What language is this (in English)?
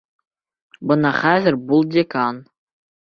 Bashkir